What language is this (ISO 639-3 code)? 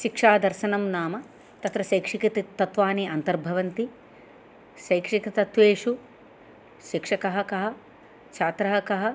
san